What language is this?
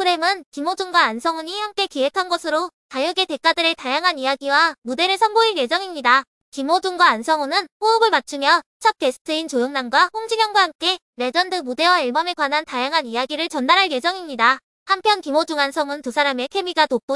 Korean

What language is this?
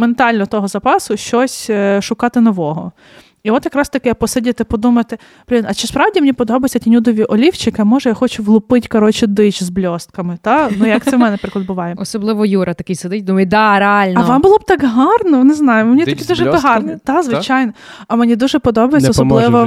Ukrainian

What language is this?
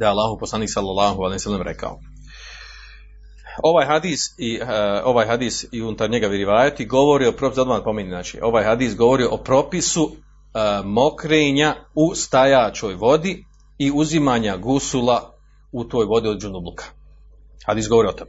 Croatian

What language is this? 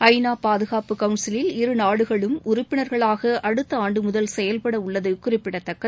Tamil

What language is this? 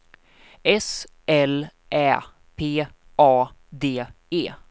Swedish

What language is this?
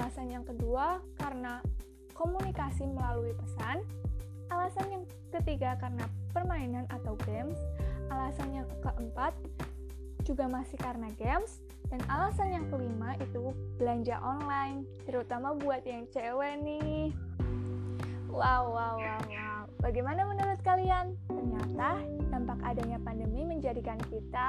Indonesian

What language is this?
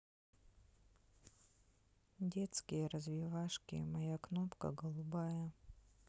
Russian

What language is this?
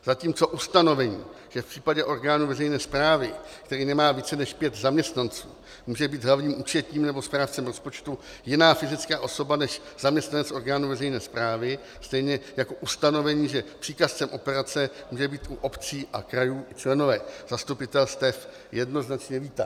Czech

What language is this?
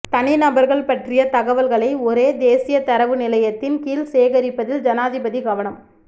Tamil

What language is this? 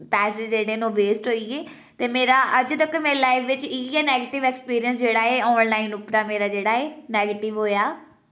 Dogri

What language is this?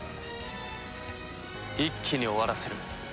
Japanese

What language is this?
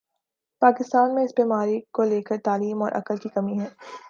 Urdu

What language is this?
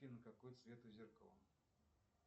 Russian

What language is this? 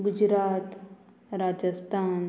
Konkani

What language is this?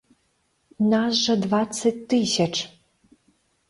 Belarusian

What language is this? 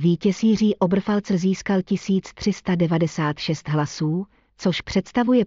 Czech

